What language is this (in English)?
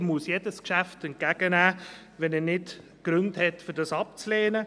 Swiss German